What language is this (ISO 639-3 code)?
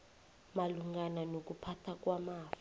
nbl